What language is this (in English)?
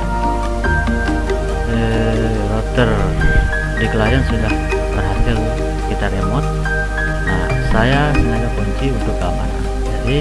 Indonesian